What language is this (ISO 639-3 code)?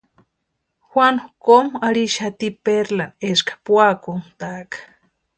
pua